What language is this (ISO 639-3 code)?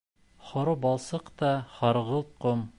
bak